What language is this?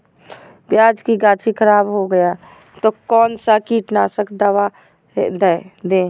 Magahi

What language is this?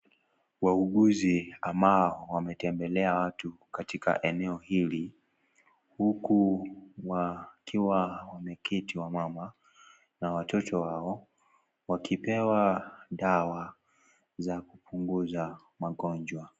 Swahili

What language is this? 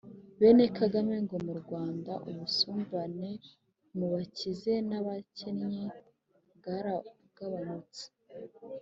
Kinyarwanda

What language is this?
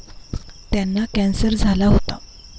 Marathi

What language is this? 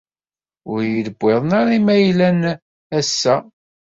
Kabyle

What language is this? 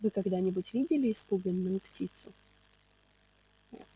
Russian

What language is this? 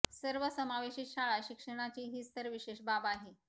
Marathi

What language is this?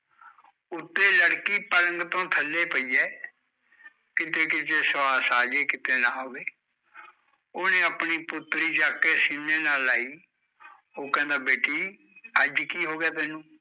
Punjabi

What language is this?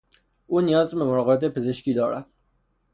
Persian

